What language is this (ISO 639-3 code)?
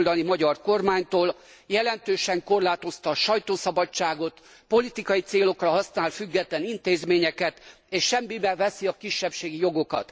hun